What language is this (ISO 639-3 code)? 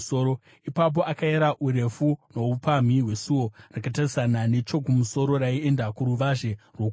sna